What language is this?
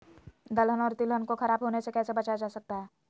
Magahi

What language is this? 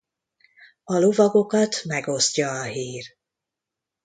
Hungarian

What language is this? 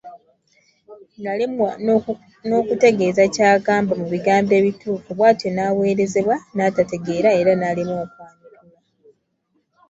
Ganda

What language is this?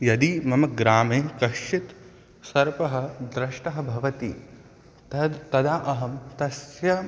Sanskrit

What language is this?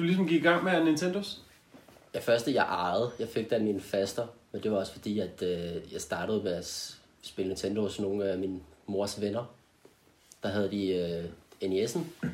Danish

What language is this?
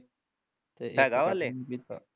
Punjabi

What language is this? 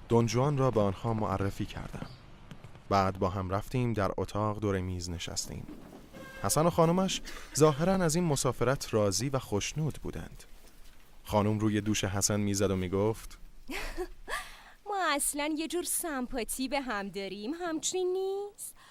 Persian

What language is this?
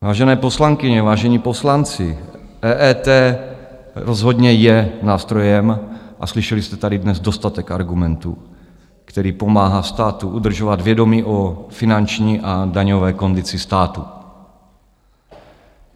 Czech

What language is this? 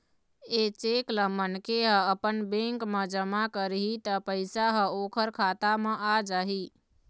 Chhattisgarhi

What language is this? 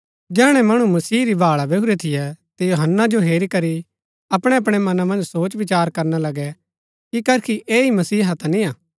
Gaddi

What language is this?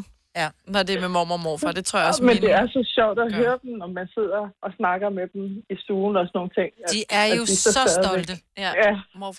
Danish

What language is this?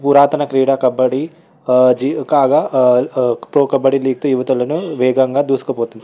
Telugu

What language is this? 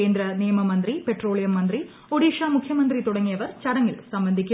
Malayalam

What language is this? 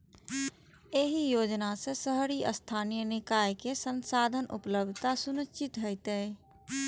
Maithili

